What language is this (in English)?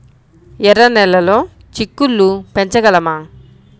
Telugu